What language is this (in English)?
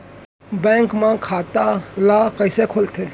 Chhattisgarhi